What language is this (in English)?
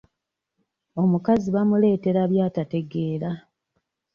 Ganda